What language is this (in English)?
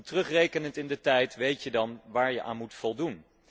Dutch